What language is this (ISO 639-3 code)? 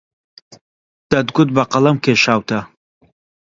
ckb